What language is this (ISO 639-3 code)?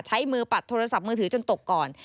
tha